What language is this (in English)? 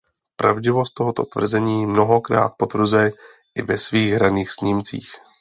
Czech